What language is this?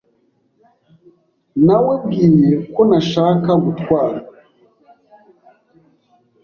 Kinyarwanda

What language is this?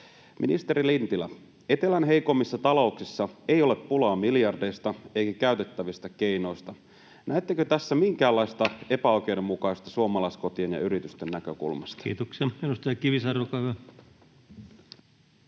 Finnish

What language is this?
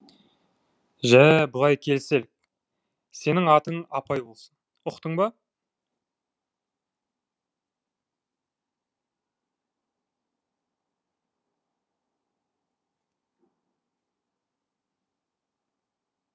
Kazakh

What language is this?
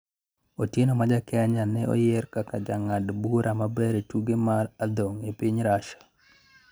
Luo (Kenya and Tanzania)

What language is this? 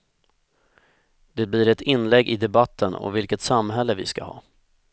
Swedish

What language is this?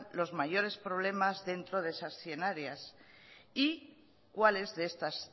Spanish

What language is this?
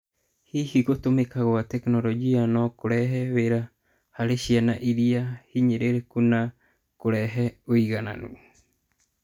Kikuyu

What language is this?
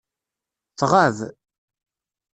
Kabyle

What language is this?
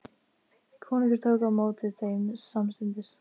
Icelandic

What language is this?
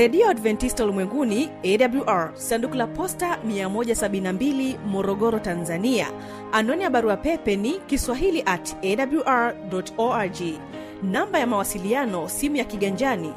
Swahili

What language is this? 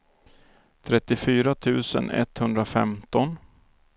Swedish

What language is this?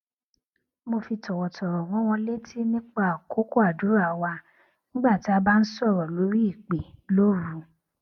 Yoruba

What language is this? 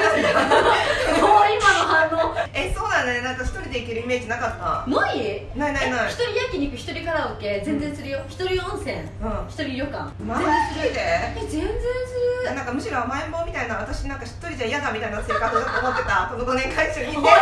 Japanese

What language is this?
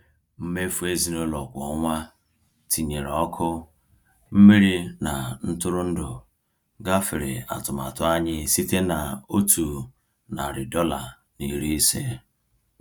Igbo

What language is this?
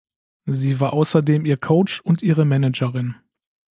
German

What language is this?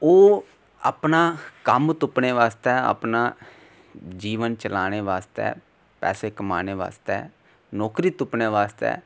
Dogri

